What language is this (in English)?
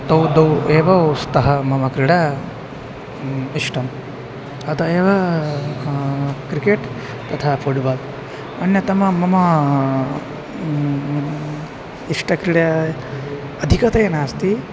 Sanskrit